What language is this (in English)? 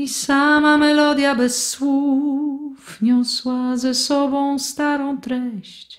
Polish